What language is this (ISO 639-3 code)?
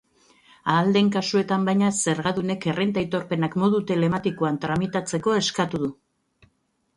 eus